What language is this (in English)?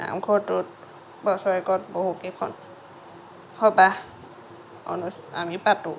Assamese